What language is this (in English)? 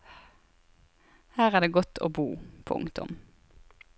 Norwegian